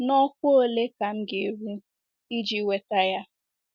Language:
Igbo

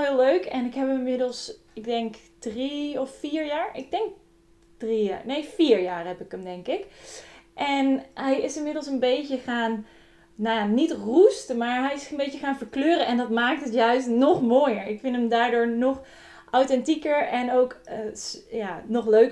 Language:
Dutch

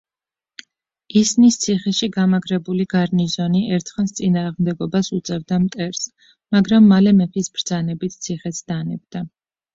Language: Georgian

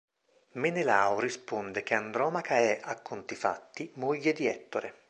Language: Italian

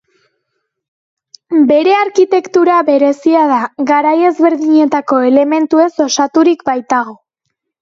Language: Basque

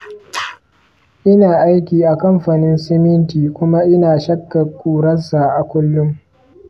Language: Hausa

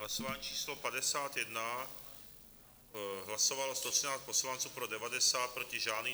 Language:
Czech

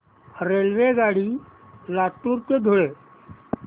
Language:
Marathi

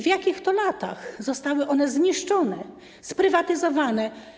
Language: Polish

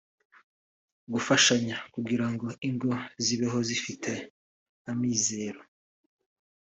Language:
Kinyarwanda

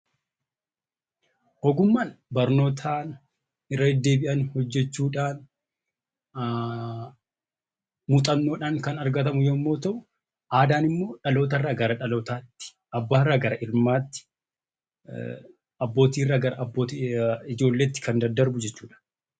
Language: Oromo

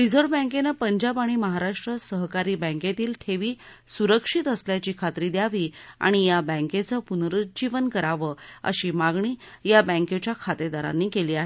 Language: Marathi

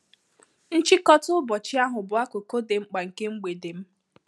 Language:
Igbo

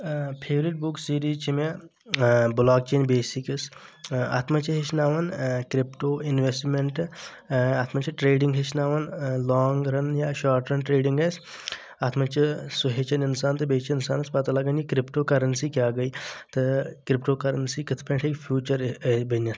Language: Kashmiri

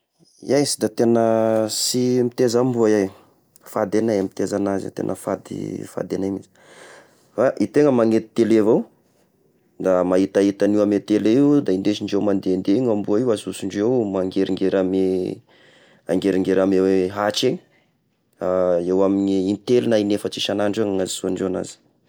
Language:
Tesaka Malagasy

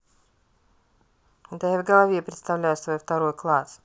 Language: Russian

